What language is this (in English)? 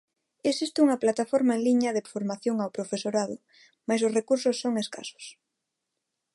Galician